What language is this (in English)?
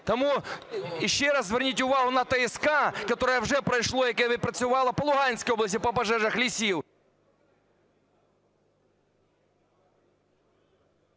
Ukrainian